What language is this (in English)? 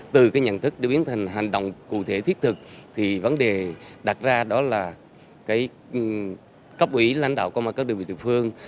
Vietnamese